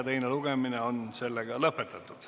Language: Estonian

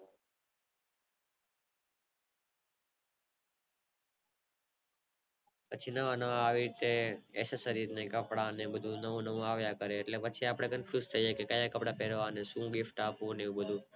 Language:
Gujarati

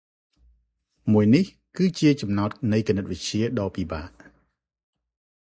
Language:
Khmer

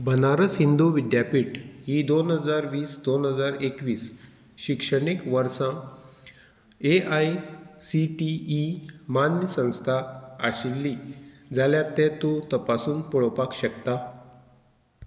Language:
Konkani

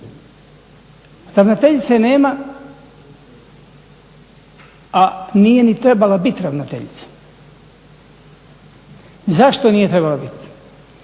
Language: Croatian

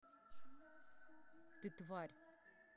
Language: Russian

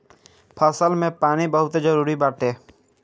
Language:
Bhojpuri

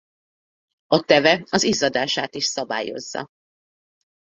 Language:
Hungarian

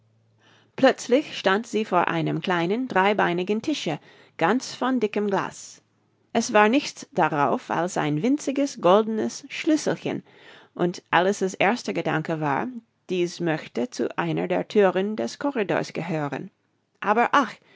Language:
German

